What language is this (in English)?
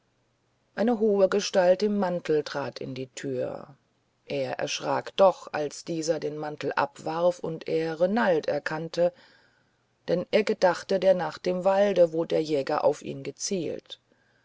German